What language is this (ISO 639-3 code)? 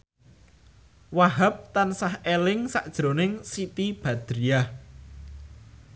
jav